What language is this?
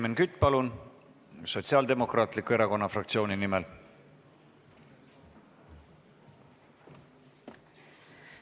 Estonian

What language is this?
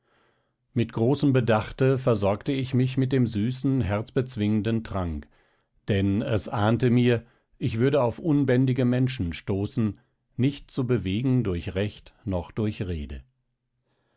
German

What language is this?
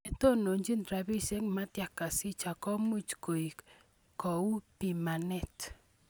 Kalenjin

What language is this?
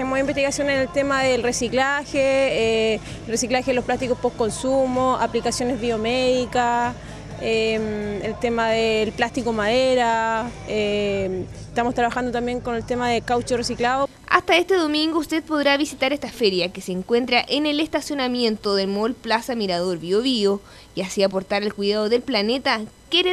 Spanish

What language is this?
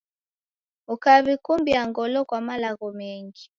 Taita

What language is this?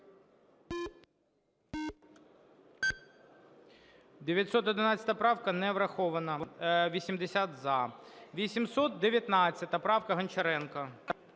Ukrainian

